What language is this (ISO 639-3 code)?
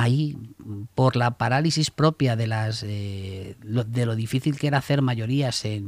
spa